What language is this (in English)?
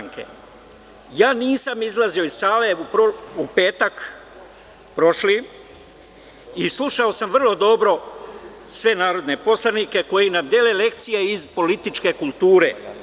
Serbian